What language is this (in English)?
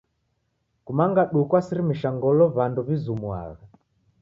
Taita